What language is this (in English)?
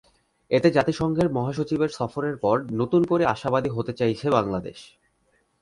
Bangla